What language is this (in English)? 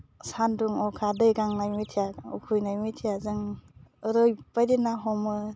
Bodo